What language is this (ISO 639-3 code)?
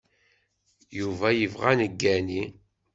kab